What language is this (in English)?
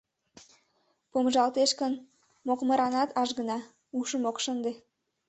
Mari